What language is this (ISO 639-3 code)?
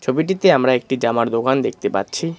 ben